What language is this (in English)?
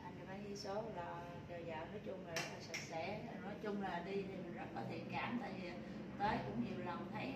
Vietnamese